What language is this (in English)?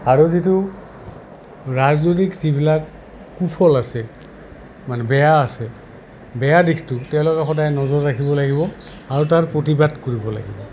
Assamese